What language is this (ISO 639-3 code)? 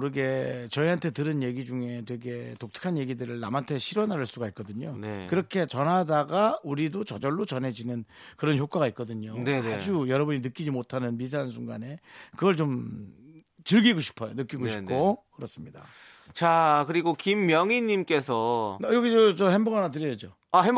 kor